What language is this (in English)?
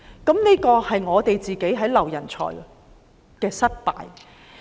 Cantonese